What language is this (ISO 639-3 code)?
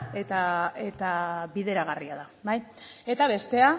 eus